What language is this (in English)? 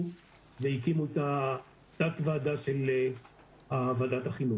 Hebrew